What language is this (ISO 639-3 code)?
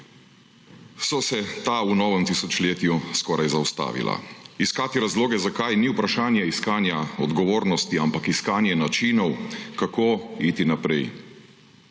slv